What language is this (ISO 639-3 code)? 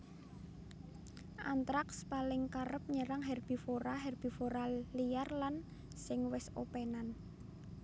jav